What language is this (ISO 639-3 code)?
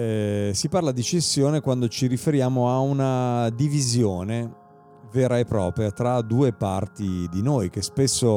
ita